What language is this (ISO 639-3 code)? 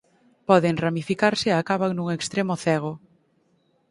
glg